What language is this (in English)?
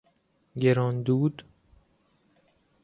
Persian